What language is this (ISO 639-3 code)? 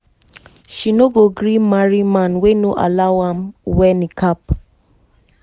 pcm